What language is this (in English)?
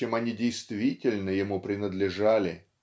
Russian